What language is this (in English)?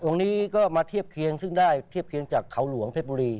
Thai